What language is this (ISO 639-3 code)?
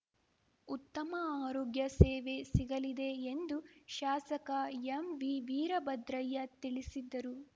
kan